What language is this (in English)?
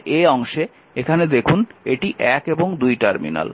Bangla